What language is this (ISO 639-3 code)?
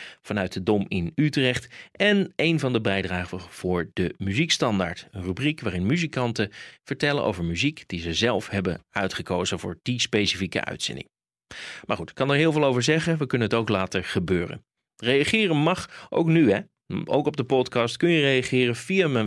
nld